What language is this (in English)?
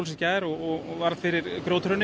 Icelandic